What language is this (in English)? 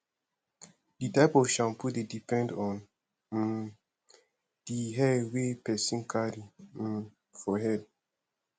Nigerian Pidgin